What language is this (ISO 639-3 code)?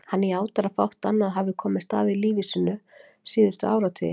isl